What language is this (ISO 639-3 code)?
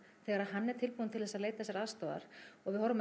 isl